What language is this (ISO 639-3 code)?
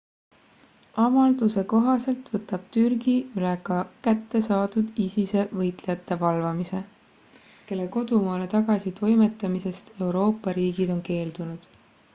est